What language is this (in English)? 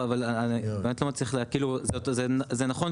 Hebrew